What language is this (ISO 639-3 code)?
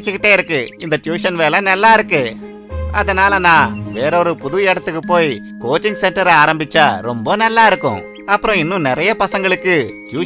tam